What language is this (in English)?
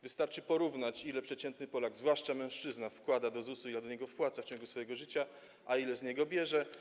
Polish